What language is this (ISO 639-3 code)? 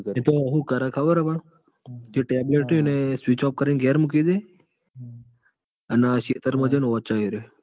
guj